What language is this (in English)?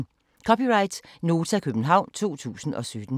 Danish